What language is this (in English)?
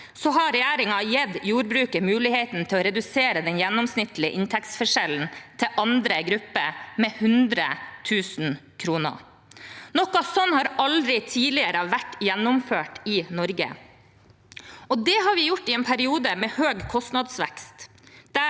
Norwegian